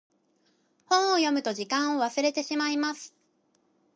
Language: Japanese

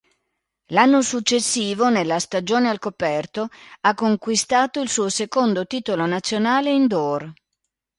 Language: Italian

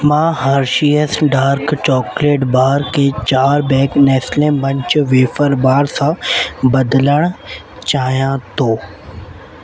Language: Sindhi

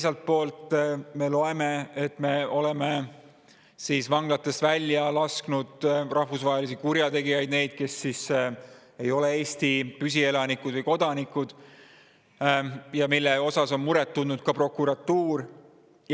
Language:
Estonian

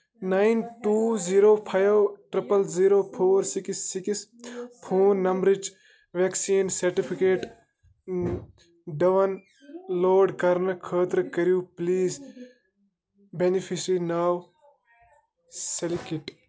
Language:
Kashmiri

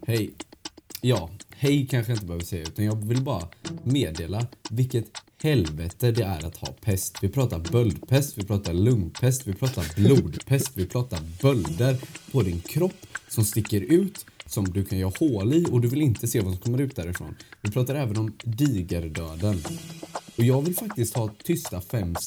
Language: Swedish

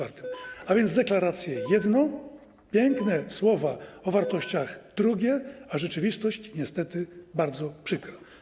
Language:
Polish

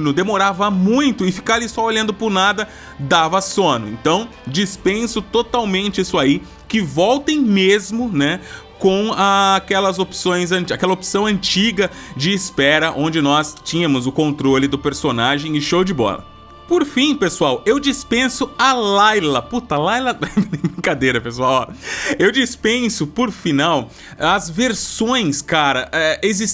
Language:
Portuguese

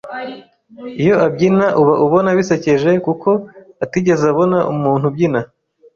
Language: Kinyarwanda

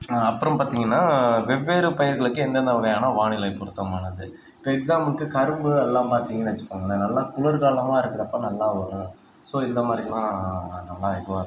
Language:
Tamil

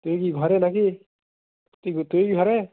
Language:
Bangla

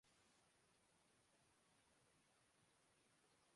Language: Urdu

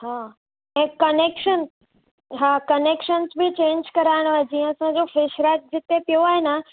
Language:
Sindhi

